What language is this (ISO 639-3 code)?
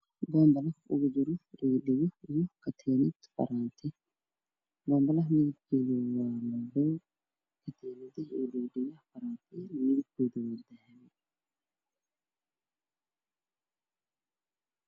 som